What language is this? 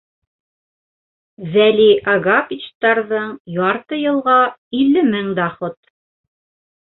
Bashkir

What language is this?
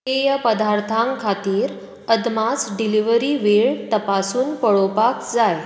Konkani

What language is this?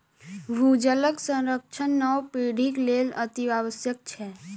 Maithili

